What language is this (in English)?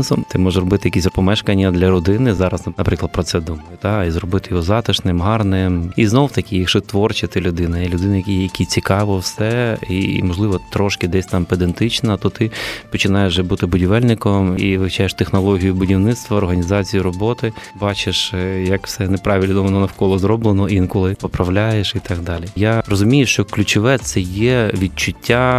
Ukrainian